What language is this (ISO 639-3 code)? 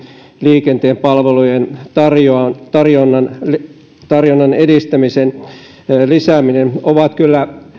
fin